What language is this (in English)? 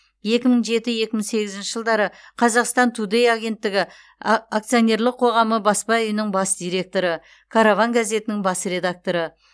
Kazakh